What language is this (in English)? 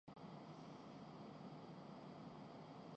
Urdu